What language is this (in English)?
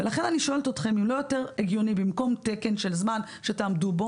Hebrew